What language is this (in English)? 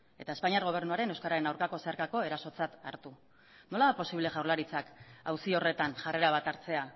Basque